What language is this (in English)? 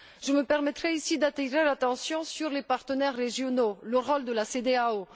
French